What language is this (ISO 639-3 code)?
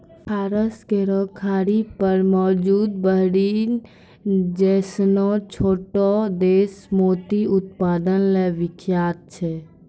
mai